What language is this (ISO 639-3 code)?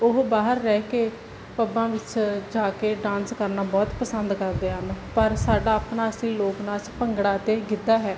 pan